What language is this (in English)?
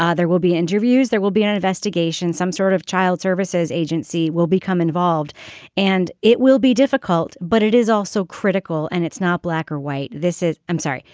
English